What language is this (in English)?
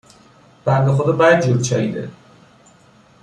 Persian